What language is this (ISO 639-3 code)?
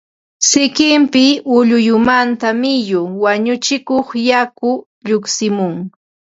qva